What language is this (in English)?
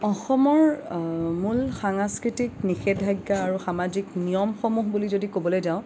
Assamese